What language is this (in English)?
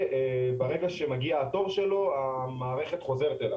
Hebrew